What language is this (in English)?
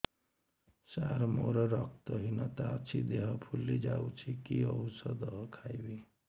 Odia